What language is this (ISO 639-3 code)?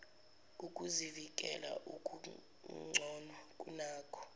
zul